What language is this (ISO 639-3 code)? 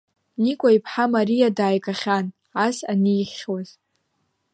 abk